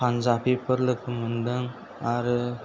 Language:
Bodo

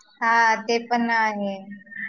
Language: Marathi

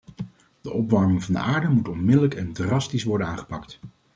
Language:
Dutch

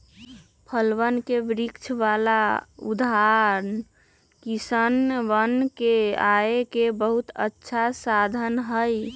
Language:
Magahi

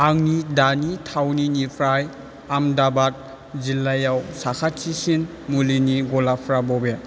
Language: Bodo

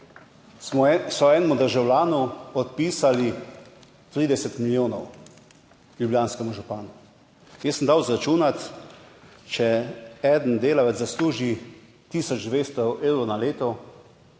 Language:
Slovenian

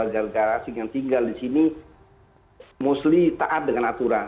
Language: Indonesian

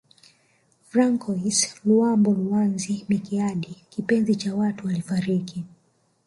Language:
Swahili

